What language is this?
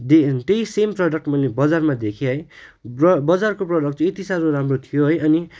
Nepali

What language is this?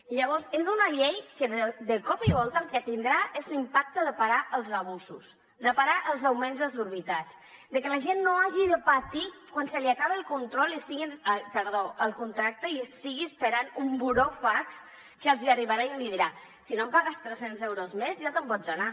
Catalan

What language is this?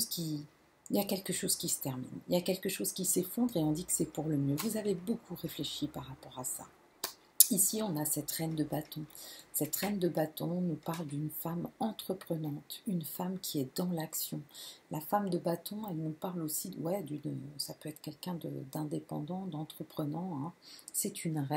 French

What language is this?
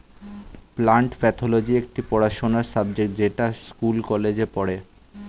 Bangla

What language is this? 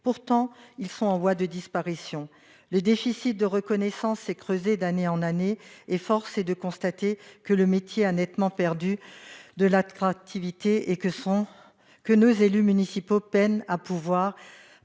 French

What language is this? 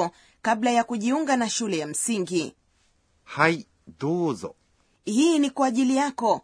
Swahili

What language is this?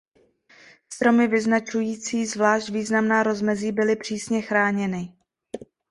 Czech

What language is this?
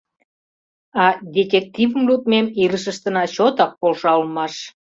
Mari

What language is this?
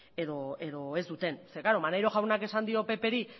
Basque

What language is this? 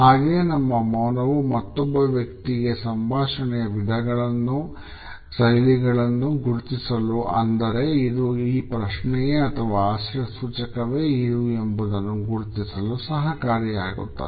Kannada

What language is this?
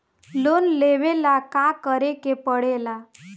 Bhojpuri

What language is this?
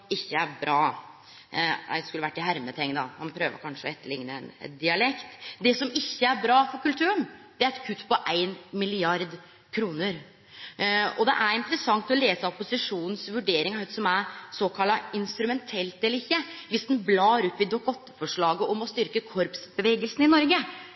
Norwegian Nynorsk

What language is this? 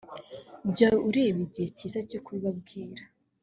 Kinyarwanda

